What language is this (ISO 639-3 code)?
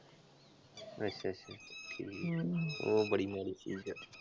pan